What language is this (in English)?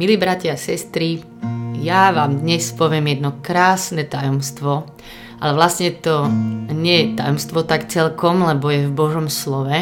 Slovak